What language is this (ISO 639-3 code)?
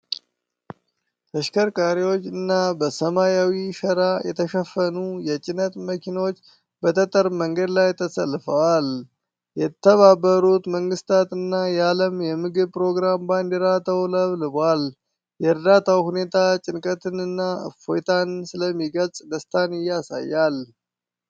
amh